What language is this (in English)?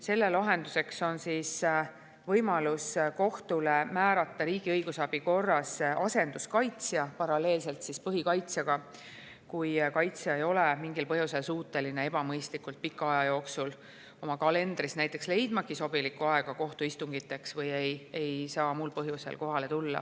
Estonian